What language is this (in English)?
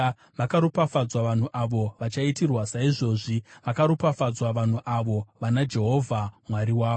Shona